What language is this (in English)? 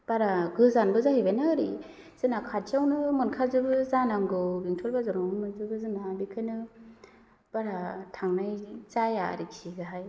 Bodo